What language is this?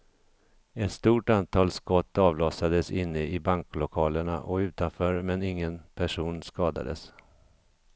Swedish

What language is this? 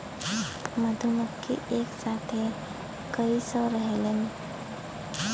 Bhojpuri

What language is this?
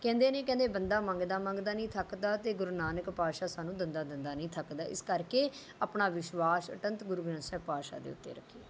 Punjabi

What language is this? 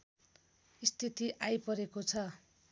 Nepali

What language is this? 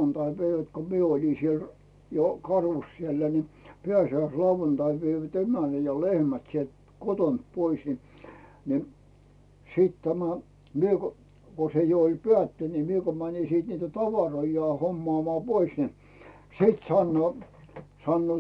Finnish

